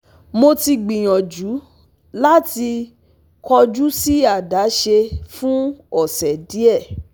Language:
Yoruba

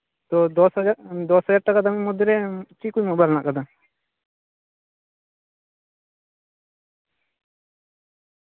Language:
Santali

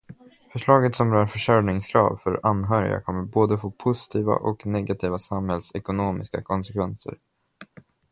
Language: Swedish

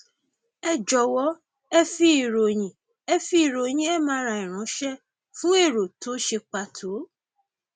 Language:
Yoruba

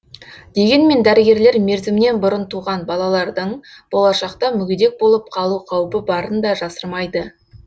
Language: Kazakh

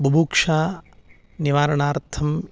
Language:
Sanskrit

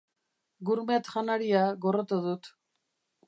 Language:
Basque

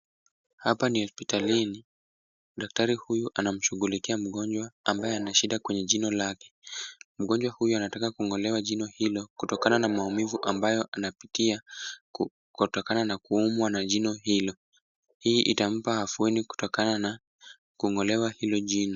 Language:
Swahili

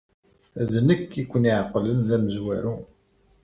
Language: Kabyle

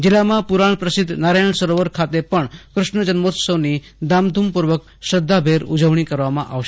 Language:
Gujarati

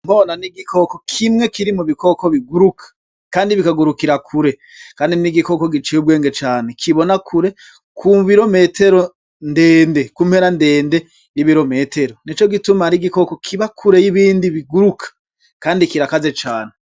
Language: Rundi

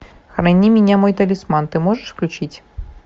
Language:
Russian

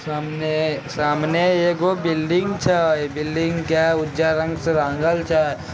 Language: Magahi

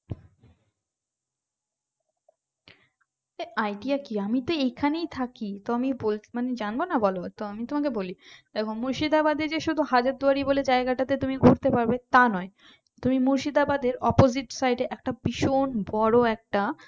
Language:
Bangla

